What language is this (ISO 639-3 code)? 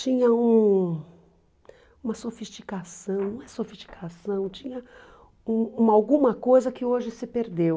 por